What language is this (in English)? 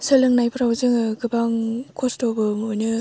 Bodo